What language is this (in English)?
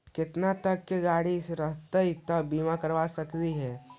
Magahi